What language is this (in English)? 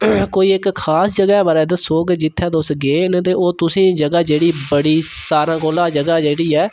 Dogri